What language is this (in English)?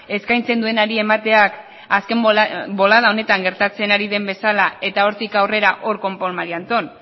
Basque